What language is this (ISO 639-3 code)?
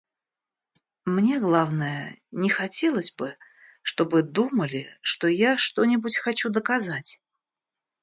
rus